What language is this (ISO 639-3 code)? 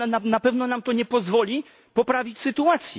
pol